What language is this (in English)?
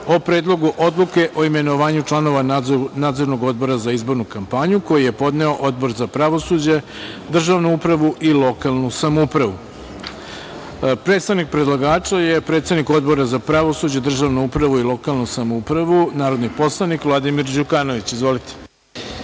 Serbian